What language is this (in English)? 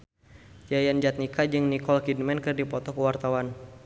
Sundanese